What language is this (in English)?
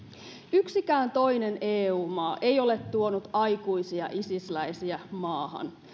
Finnish